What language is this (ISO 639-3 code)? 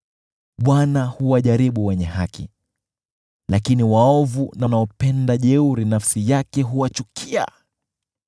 swa